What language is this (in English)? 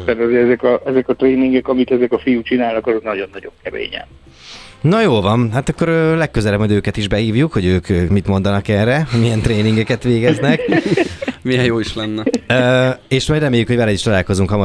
Hungarian